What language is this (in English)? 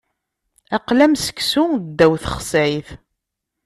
Kabyle